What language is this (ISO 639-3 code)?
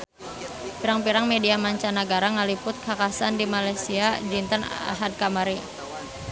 sun